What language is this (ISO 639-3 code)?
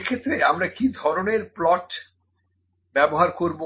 ben